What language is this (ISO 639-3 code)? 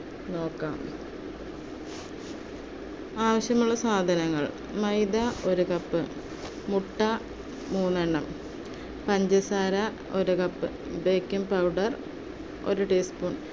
mal